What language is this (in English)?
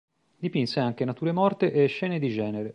Italian